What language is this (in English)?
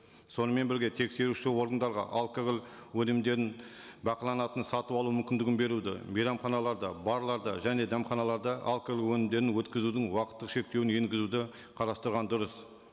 Kazakh